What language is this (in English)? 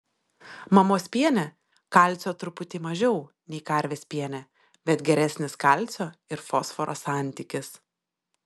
Lithuanian